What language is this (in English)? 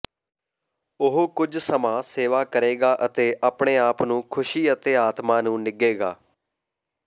Punjabi